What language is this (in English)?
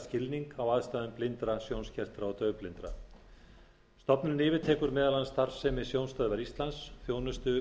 Icelandic